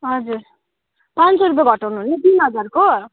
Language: Nepali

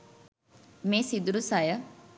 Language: Sinhala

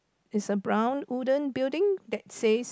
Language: English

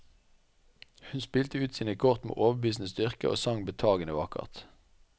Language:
Norwegian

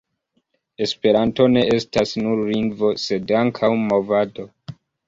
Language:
Esperanto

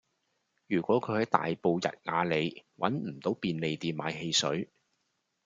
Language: Cantonese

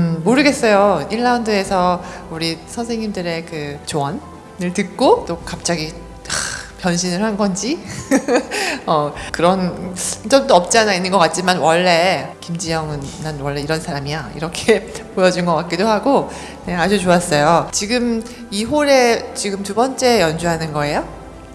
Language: Korean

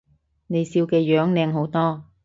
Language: Cantonese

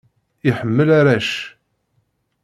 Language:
Kabyle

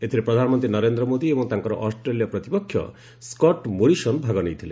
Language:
Odia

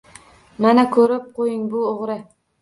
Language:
Uzbek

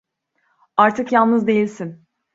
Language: Turkish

